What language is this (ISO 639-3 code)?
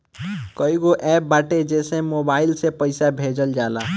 bho